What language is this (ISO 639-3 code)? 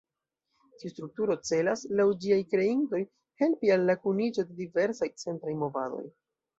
epo